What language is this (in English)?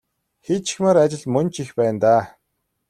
Mongolian